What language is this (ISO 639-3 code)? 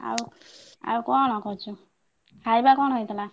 ori